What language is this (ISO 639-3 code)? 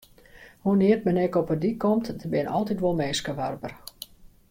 fry